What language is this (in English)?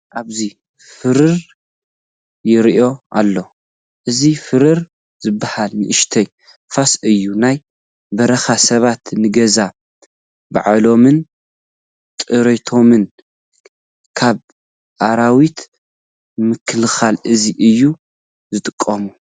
Tigrinya